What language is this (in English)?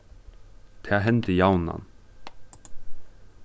Faroese